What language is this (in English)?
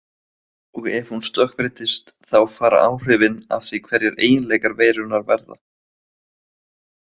Icelandic